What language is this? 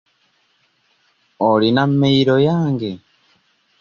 Ganda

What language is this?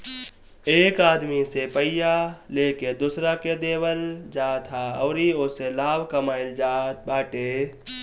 Bhojpuri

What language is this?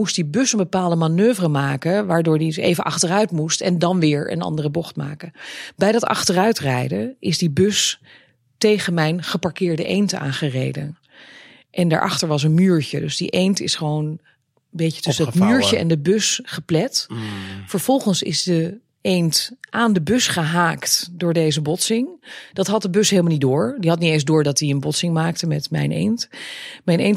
Dutch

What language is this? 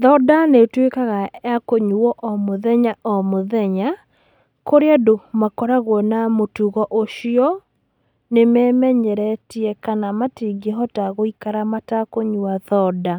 Kikuyu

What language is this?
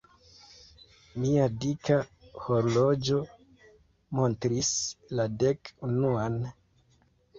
Esperanto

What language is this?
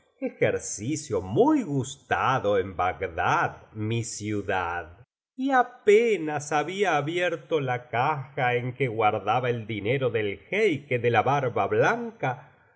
Spanish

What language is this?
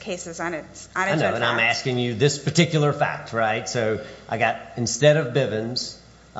English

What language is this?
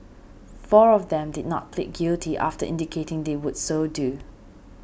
English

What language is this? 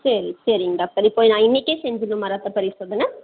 Tamil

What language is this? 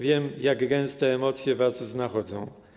Polish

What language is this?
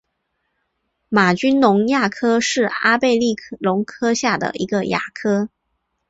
Chinese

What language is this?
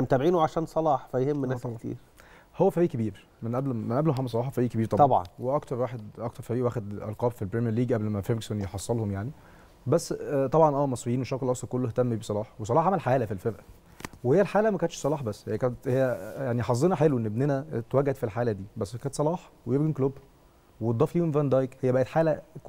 Arabic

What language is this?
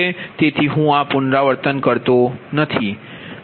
Gujarati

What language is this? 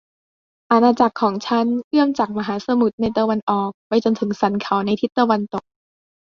Thai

